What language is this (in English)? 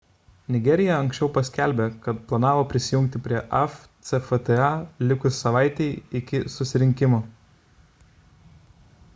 Lithuanian